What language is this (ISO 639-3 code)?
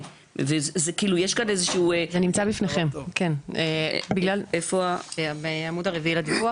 heb